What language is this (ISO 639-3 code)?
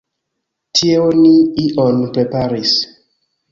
epo